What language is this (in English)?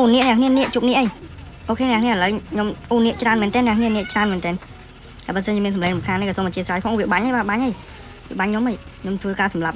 Thai